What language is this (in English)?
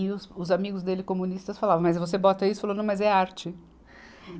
Portuguese